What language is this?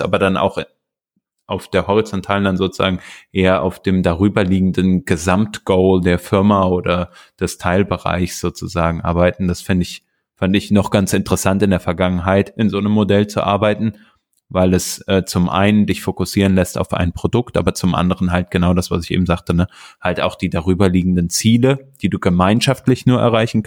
German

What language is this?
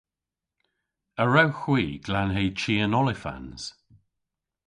Cornish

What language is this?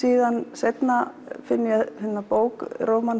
Icelandic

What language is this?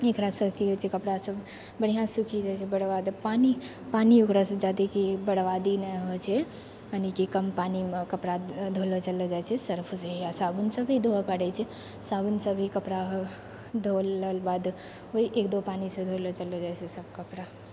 Maithili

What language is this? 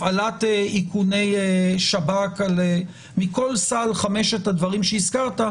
Hebrew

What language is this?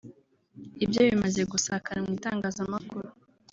Kinyarwanda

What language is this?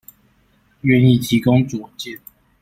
Chinese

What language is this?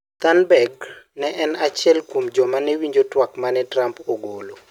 Luo (Kenya and Tanzania)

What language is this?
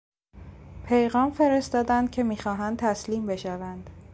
Persian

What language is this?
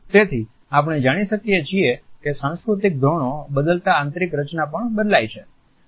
Gujarati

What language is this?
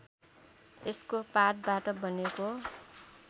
Nepali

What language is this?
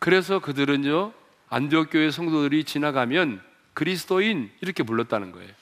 Korean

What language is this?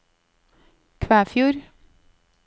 Norwegian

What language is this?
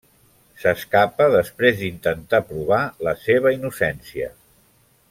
Catalan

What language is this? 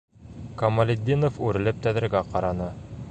Bashkir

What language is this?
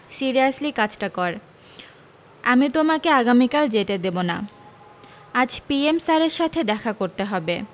Bangla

